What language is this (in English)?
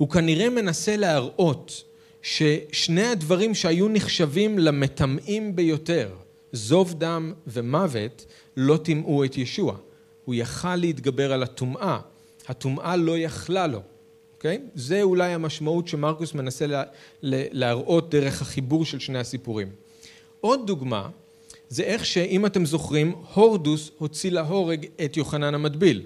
Hebrew